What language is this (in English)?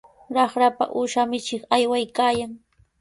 Sihuas Ancash Quechua